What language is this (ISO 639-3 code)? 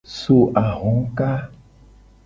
gej